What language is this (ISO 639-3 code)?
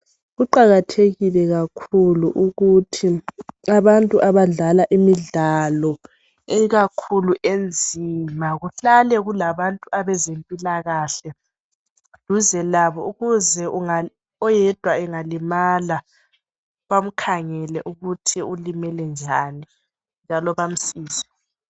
nde